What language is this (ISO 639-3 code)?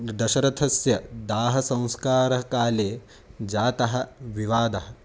san